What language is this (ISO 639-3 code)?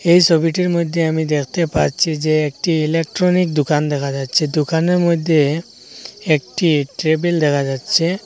ben